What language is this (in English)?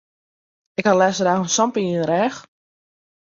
Western Frisian